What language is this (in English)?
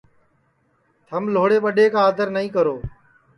Sansi